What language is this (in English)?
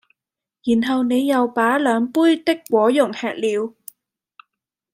Cantonese